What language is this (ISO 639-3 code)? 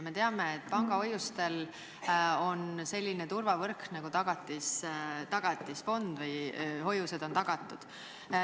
est